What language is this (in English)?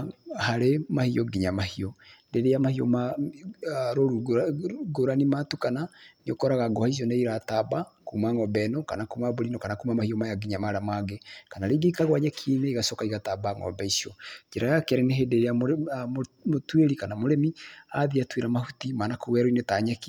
Kikuyu